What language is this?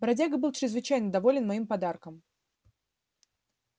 Russian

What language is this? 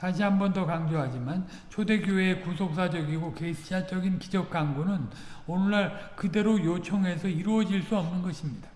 Korean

